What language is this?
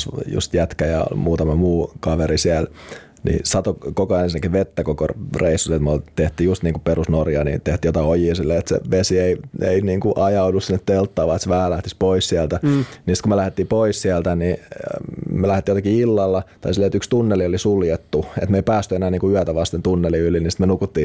Finnish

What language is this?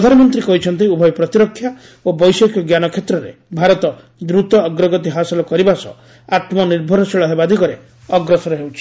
Odia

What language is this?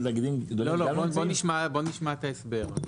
Hebrew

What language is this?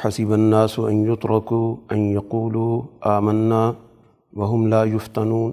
Urdu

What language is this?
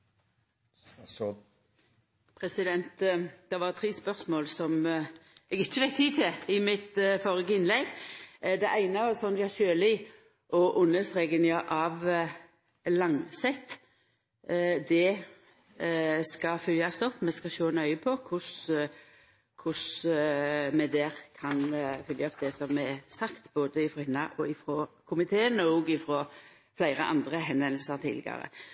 Norwegian Nynorsk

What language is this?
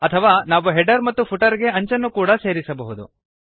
Kannada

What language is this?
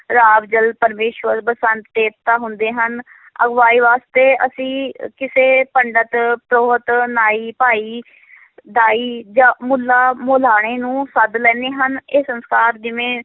Punjabi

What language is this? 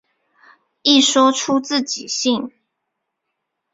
Chinese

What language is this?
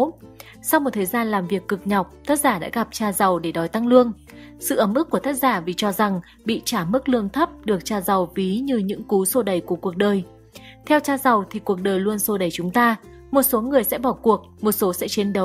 Vietnamese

